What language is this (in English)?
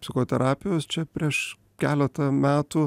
Lithuanian